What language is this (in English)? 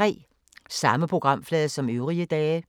Danish